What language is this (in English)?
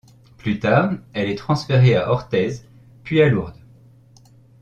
French